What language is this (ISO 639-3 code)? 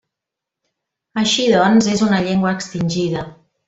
cat